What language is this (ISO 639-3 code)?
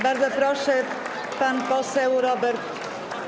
pol